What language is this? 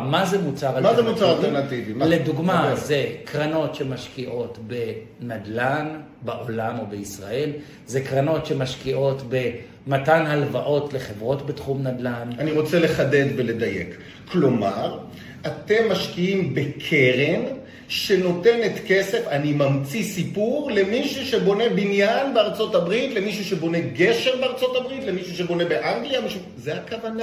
Hebrew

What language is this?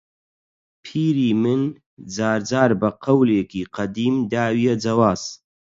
Central Kurdish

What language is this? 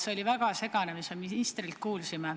Estonian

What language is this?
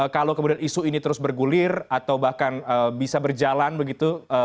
Indonesian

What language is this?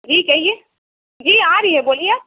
Urdu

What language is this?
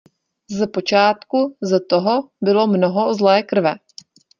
Czech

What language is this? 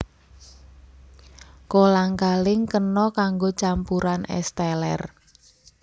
Javanese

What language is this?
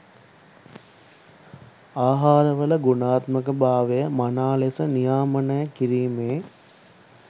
Sinhala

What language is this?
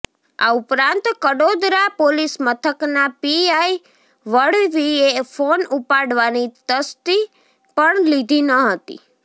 Gujarati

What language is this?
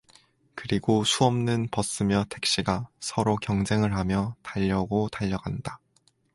Korean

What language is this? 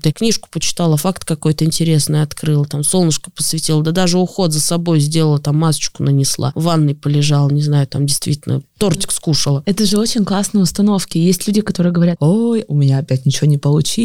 Russian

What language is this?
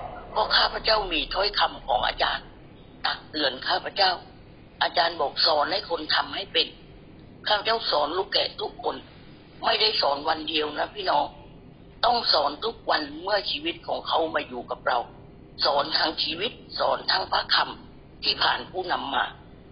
Thai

